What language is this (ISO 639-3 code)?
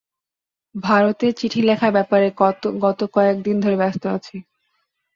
ben